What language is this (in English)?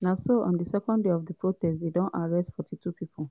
Nigerian Pidgin